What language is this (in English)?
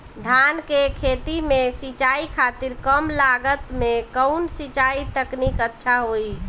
Bhojpuri